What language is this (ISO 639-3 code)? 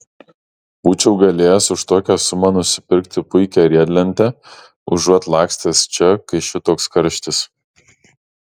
lit